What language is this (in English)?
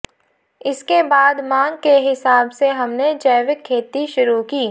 Hindi